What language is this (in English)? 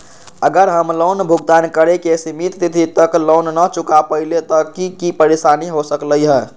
Magahi